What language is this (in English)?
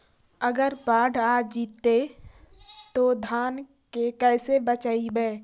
Magahi